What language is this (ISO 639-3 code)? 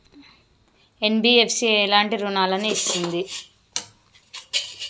tel